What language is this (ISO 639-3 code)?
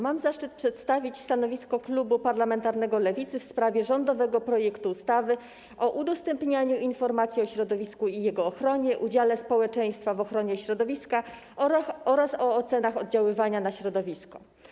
pol